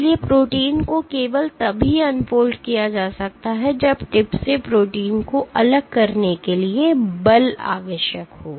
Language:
Hindi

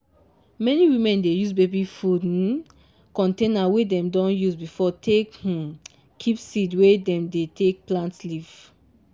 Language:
Nigerian Pidgin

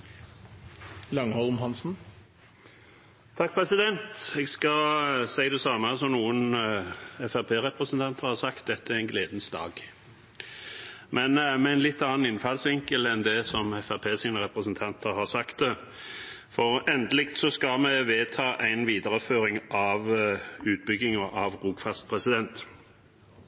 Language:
Norwegian Bokmål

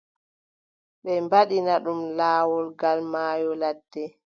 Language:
Adamawa Fulfulde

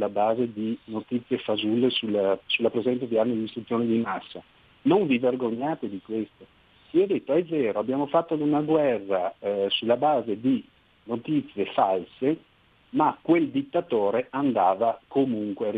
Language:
Italian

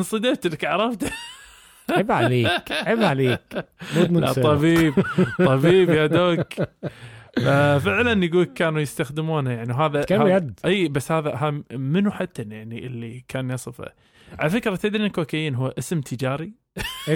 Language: Arabic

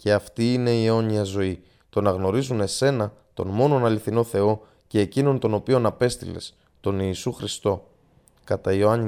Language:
Greek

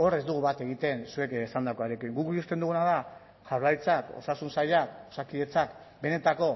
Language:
Basque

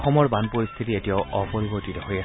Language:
Assamese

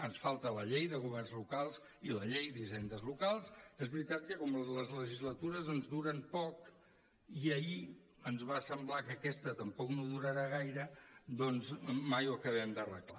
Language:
Catalan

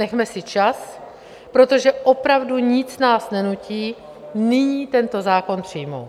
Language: Czech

